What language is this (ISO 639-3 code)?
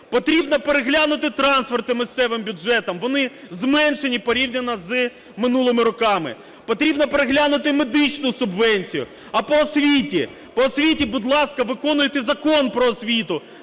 ukr